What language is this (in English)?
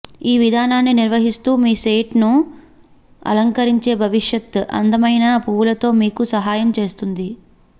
Telugu